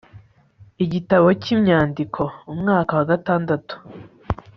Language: Kinyarwanda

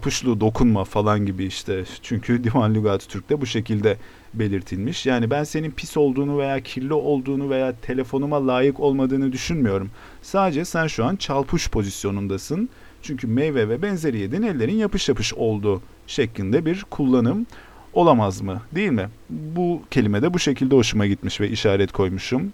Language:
Turkish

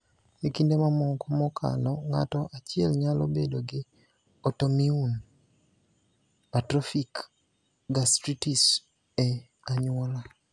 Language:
Luo (Kenya and Tanzania)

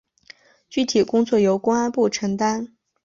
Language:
Chinese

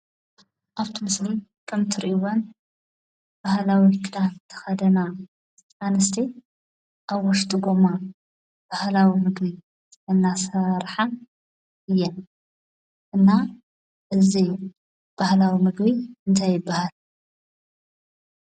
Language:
Tigrinya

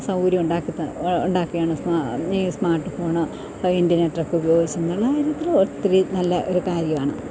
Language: Malayalam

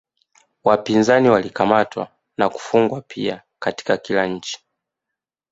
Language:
Swahili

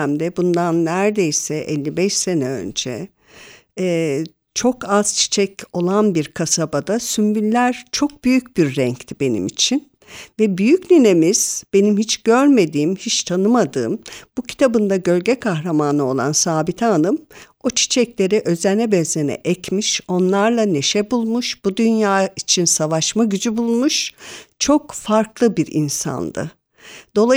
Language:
Turkish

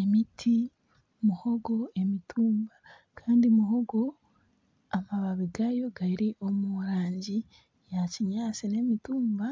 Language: Nyankole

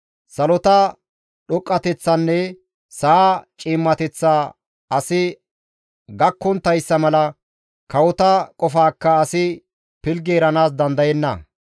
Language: Gamo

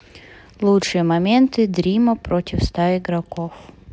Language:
Russian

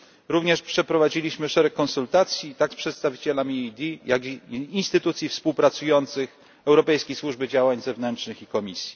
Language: Polish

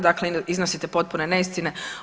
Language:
Croatian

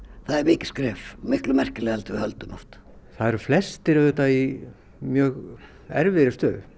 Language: Icelandic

